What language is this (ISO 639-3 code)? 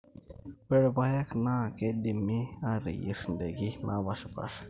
mas